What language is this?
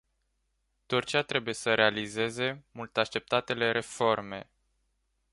Romanian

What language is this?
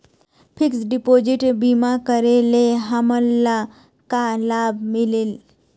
Chhattisgarhi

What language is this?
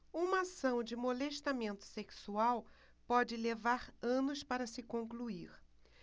Portuguese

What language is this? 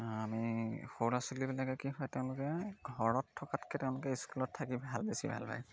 Assamese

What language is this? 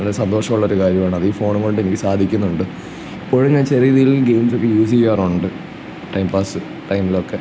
Malayalam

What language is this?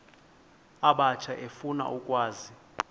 Xhosa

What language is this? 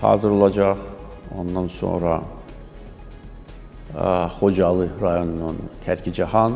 Turkish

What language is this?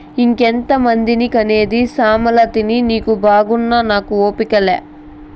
Telugu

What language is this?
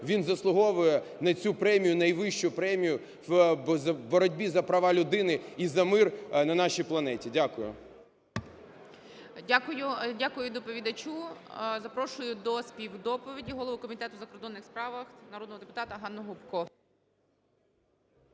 Ukrainian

